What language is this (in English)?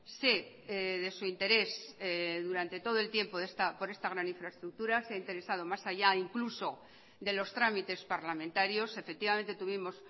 Spanish